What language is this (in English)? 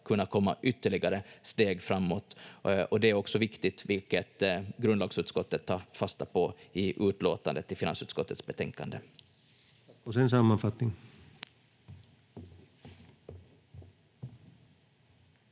Finnish